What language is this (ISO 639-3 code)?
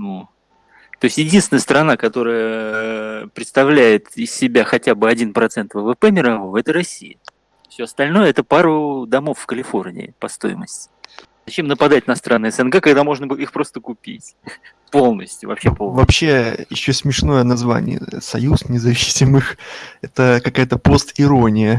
rus